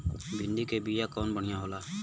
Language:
Bhojpuri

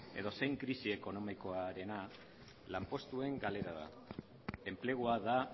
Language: Basque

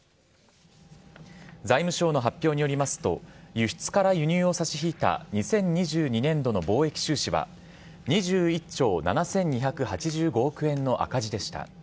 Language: Japanese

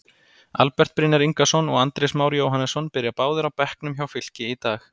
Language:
Icelandic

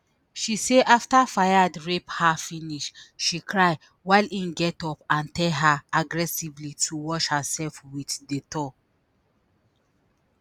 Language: Nigerian Pidgin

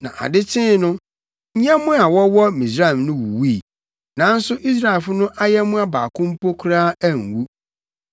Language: Akan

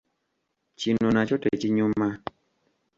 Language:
Ganda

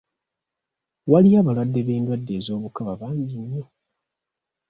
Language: Ganda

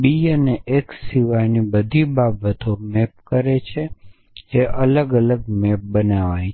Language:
Gujarati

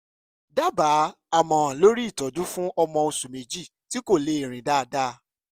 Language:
Yoruba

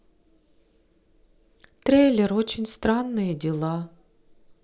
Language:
Russian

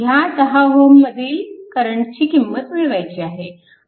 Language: Marathi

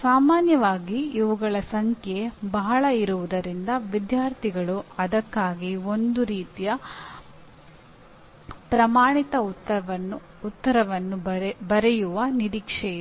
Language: Kannada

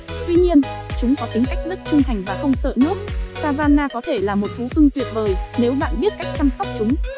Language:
Vietnamese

